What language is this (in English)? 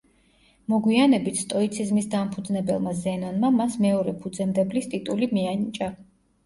Georgian